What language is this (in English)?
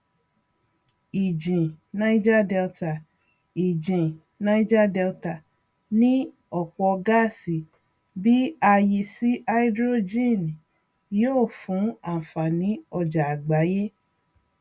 Yoruba